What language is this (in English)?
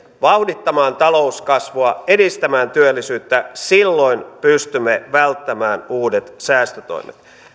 Finnish